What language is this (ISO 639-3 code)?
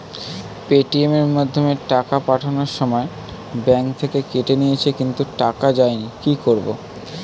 ben